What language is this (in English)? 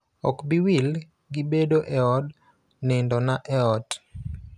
Luo (Kenya and Tanzania)